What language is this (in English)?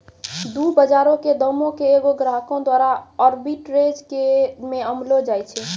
Maithili